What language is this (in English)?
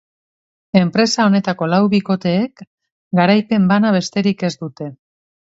Basque